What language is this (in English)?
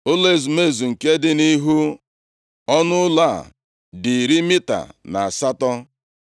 Igbo